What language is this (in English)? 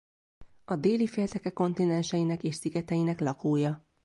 Hungarian